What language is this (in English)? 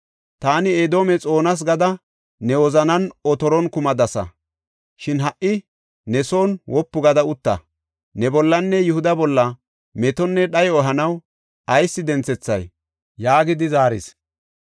Gofa